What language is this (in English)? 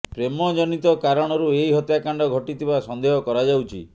Odia